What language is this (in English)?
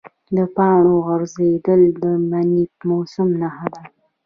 Pashto